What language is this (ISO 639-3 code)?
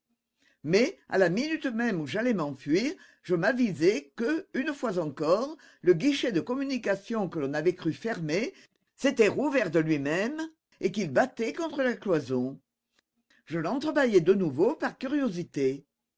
fra